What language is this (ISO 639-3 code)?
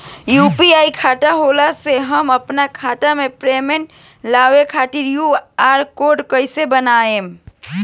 bho